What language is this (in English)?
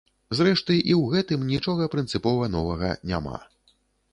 Belarusian